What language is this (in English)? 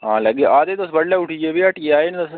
Dogri